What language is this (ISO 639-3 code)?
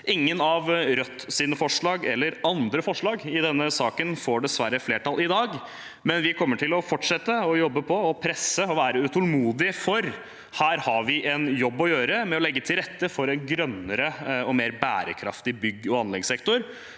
nor